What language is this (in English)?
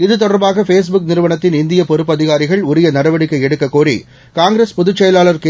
Tamil